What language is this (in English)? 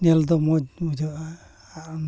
Santali